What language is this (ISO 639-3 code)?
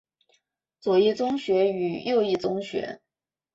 zho